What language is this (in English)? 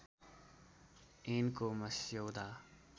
Nepali